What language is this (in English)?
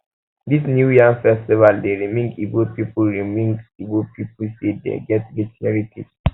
Nigerian Pidgin